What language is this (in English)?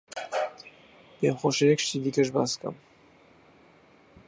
Central Kurdish